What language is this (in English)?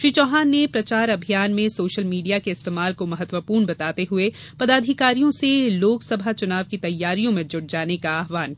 Hindi